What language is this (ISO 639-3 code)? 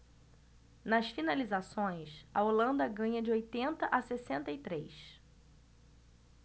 por